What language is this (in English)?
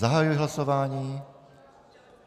Czech